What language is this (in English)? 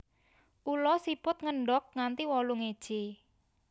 Javanese